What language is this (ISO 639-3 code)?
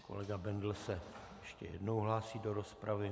ces